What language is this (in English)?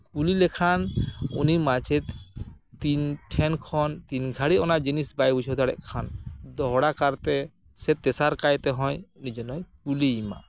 Santali